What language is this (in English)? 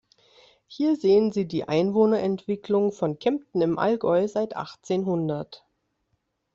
German